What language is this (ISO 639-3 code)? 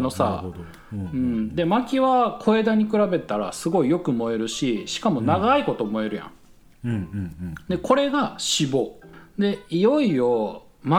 jpn